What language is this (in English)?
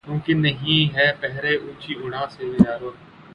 Urdu